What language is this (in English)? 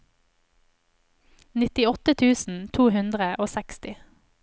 Norwegian